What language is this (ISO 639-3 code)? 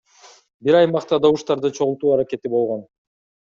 kir